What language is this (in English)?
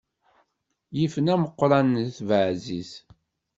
Kabyle